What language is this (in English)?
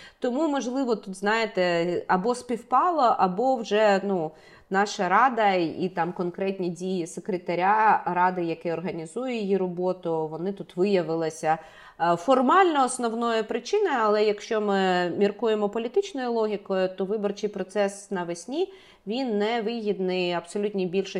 Ukrainian